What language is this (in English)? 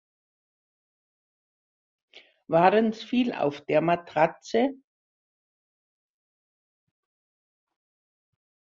German